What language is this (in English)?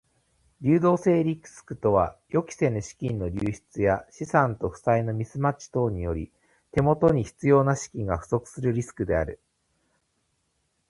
Japanese